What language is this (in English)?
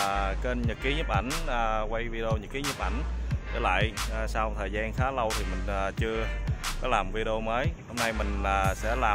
Vietnamese